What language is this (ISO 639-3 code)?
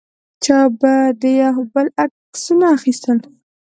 pus